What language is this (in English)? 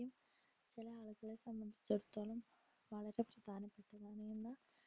Malayalam